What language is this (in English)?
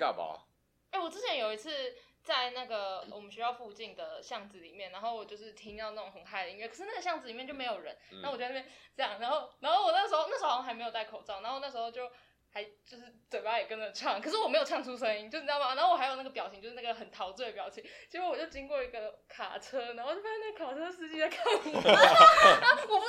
Chinese